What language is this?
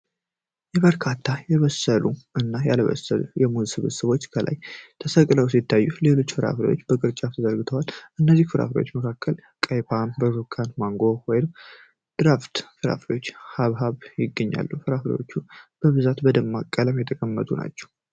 Amharic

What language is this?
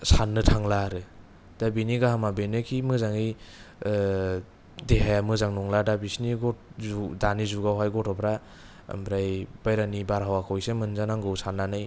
Bodo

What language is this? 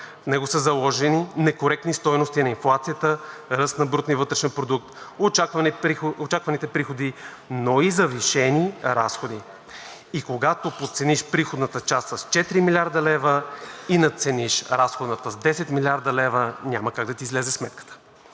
Bulgarian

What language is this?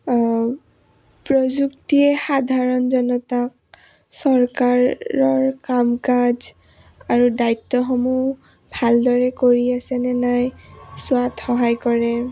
Assamese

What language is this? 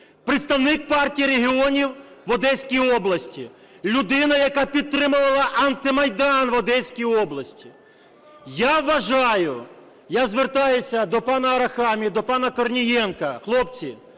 Ukrainian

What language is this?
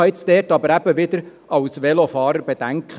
Swiss German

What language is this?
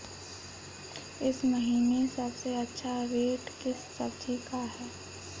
Hindi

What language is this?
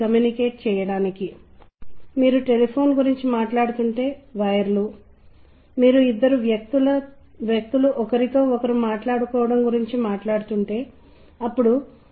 Telugu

